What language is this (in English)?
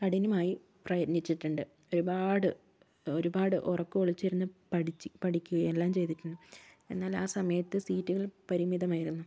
Malayalam